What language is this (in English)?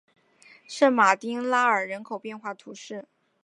Chinese